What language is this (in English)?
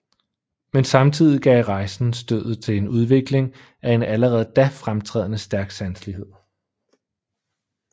Danish